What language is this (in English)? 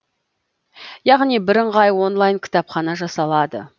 Kazakh